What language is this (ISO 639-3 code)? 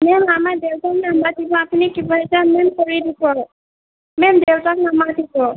asm